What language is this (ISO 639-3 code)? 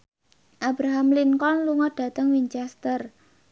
jav